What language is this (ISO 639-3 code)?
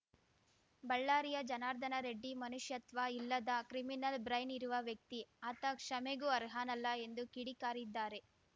kan